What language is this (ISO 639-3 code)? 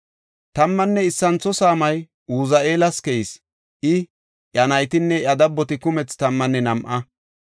gof